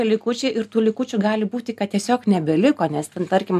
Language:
Lithuanian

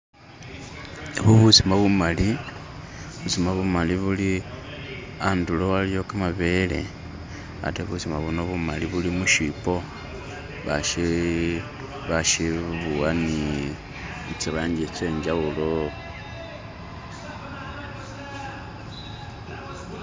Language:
Masaaba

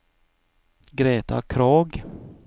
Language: Norwegian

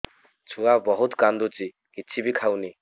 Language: Odia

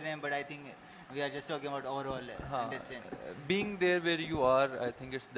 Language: Urdu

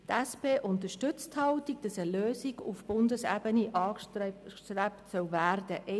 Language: Swiss German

